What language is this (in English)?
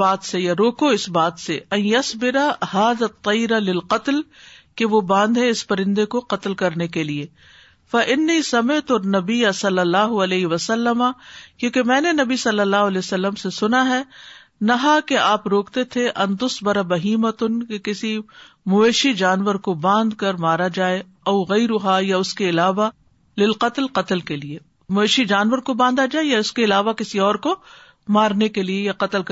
Urdu